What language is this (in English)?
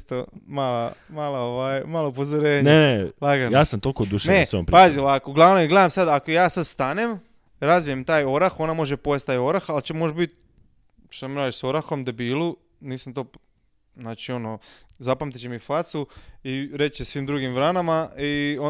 Croatian